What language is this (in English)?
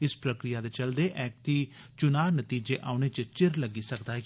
Dogri